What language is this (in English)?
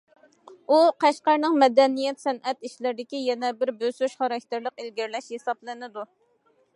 Uyghur